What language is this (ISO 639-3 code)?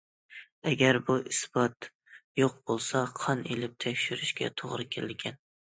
uig